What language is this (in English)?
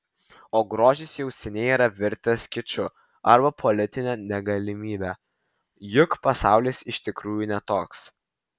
Lithuanian